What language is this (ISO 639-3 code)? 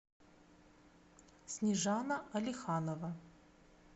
rus